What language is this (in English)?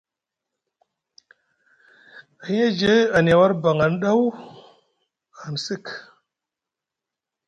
Musgu